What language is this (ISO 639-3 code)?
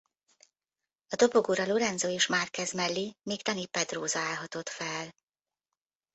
hun